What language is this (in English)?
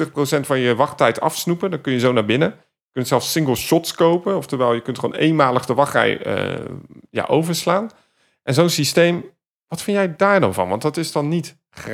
Dutch